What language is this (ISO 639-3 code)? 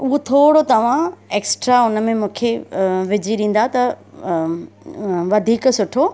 snd